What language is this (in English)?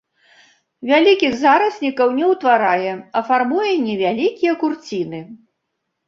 Belarusian